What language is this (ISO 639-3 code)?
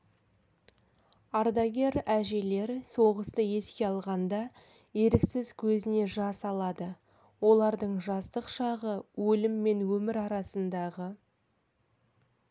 kaz